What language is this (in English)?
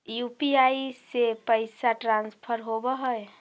Magahi